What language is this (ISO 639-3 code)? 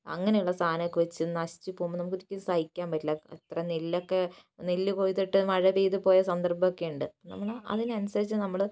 mal